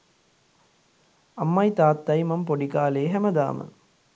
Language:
Sinhala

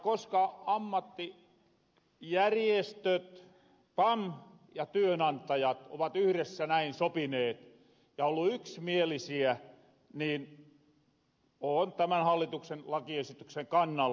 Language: Finnish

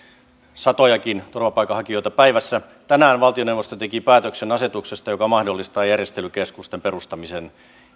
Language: Finnish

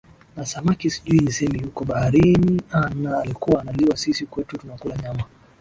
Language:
Swahili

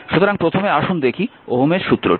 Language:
Bangla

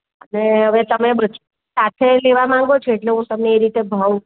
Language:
Gujarati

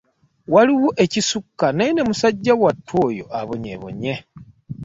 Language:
Ganda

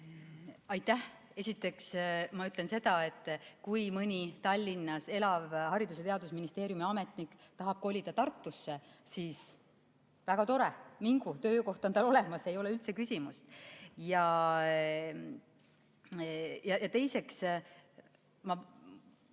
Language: Estonian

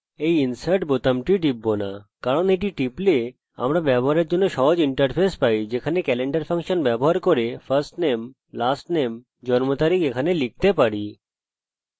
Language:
Bangla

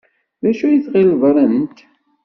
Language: Kabyle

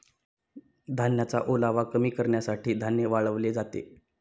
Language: Marathi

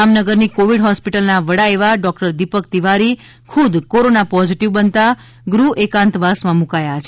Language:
Gujarati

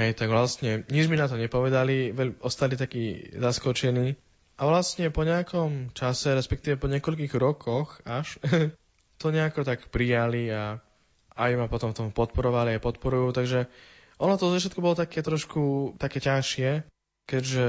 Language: Slovak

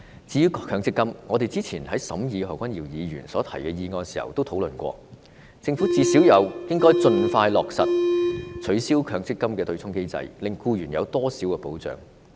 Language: Cantonese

